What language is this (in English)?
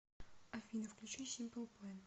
Russian